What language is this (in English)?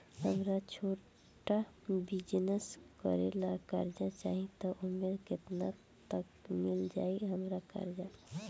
Bhojpuri